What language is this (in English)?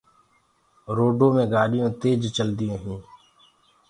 Gurgula